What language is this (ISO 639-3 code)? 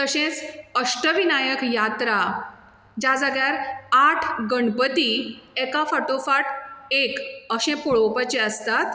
kok